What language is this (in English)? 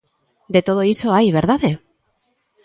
Galician